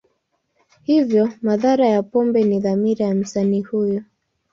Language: Swahili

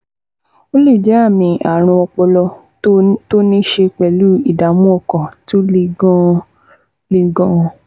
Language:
Yoruba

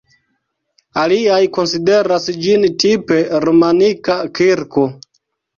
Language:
Esperanto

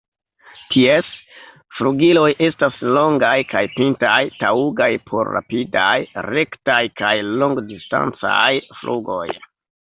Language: Esperanto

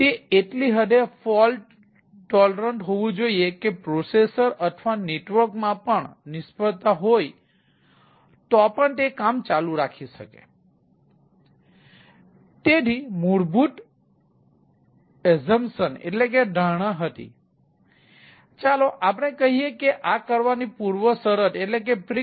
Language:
Gujarati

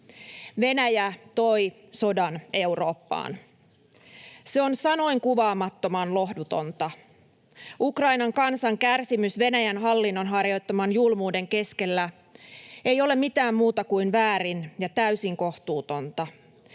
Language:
Finnish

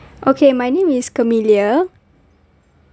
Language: English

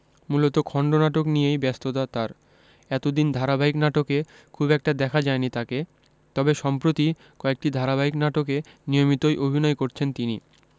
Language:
Bangla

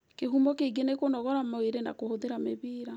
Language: Kikuyu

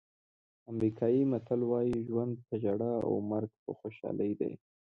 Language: Pashto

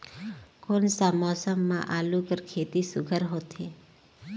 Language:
Chhattisgarhi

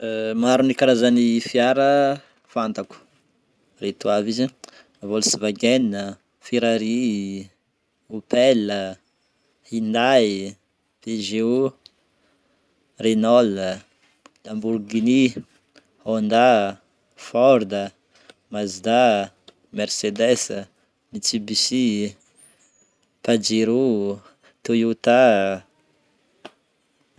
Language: Northern Betsimisaraka Malagasy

